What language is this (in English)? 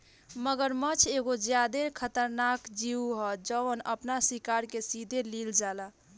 Bhojpuri